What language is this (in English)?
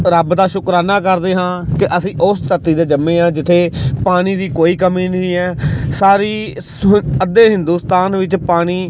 Punjabi